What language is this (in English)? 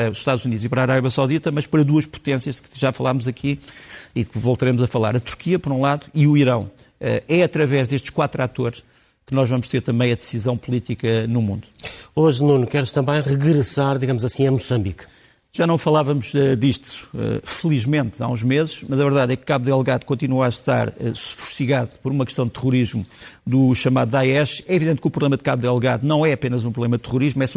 Portuguese